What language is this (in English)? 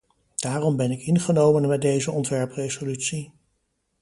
Dutch